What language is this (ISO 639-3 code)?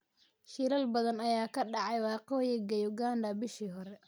som